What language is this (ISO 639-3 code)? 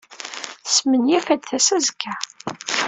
kab